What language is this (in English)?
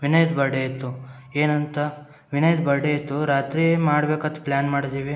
Kannada